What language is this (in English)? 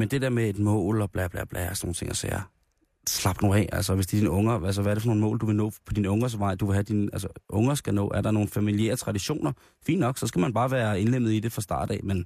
Danish